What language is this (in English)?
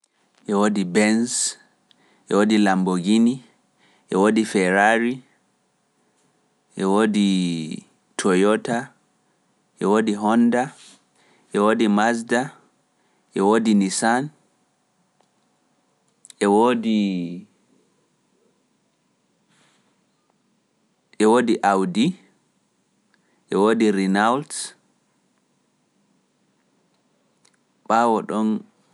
Pular